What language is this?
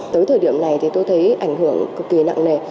Vietnamese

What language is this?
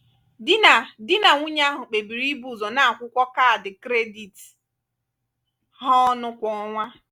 Igbo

